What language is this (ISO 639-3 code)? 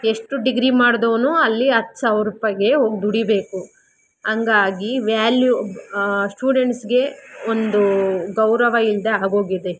kan